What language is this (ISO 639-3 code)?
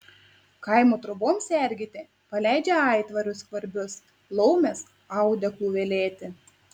lit